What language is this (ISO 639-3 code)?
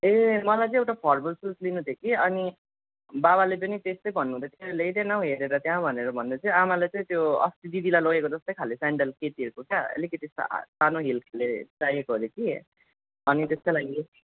nep